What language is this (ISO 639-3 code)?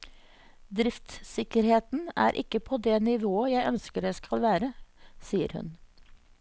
nor